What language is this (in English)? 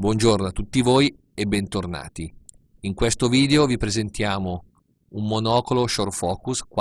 Italian